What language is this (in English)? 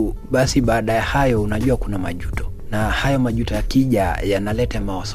Swahili